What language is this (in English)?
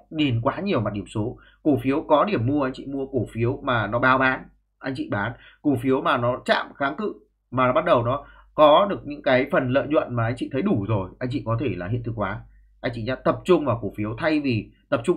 Vietnamese